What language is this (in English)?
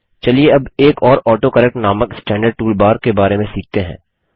Hindi